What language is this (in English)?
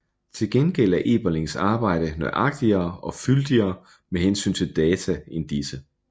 Danish